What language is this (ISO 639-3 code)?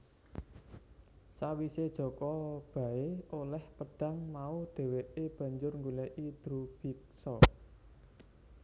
jav